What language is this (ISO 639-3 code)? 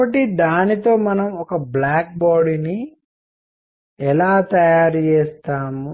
tel